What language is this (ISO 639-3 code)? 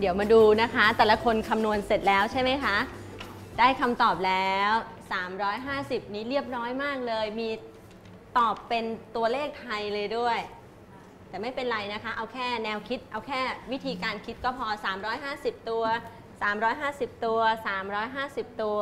tha